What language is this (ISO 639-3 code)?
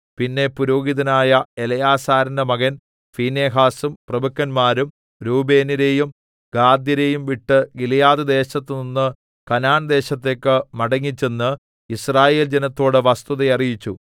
mal